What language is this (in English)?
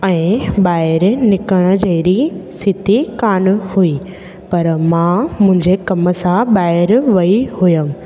Sindhi